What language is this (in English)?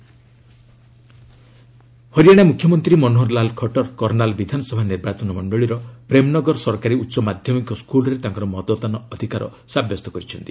Odia